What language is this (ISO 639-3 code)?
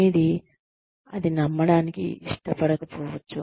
tel